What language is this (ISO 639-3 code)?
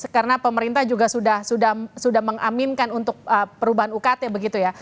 ind